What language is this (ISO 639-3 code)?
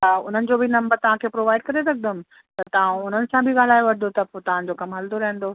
snd